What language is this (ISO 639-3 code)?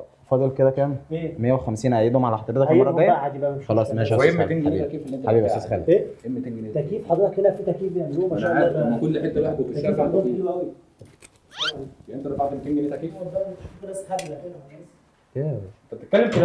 ara